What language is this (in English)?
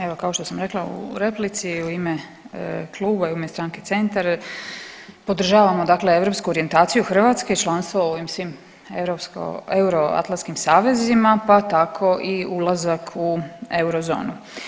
Croatian